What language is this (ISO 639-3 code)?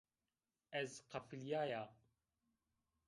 zza